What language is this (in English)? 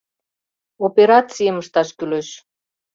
Mari